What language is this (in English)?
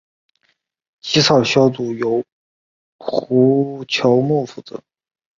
Chinese